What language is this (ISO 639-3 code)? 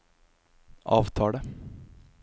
nor